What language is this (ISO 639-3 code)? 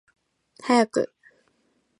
jpn